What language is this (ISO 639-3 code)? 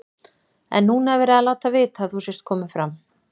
isl